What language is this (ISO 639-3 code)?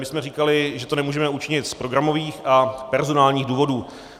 ces